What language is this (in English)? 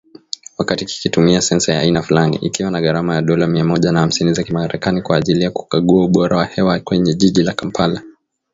Swahili